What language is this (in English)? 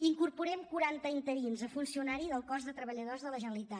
Catalan